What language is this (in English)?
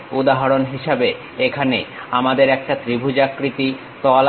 Bangla